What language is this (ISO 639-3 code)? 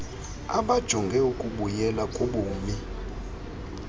xho